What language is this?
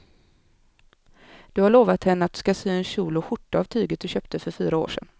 Swedish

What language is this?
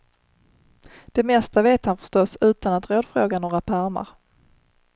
Swedish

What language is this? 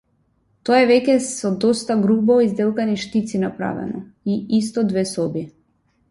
Macedonian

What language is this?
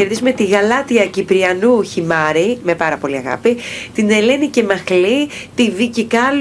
Greek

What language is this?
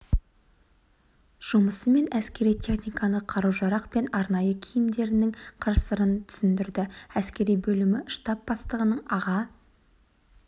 Kazakh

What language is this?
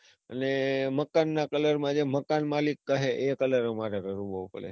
Gujarati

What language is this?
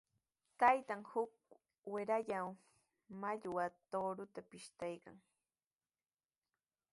Sihuas Ancash Quechua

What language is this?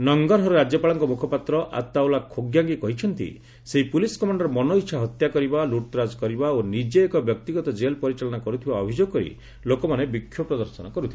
Odia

